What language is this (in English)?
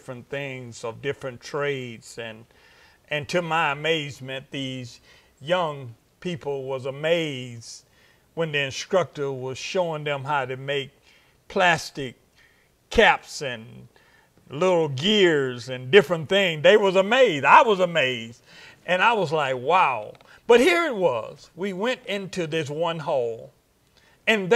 English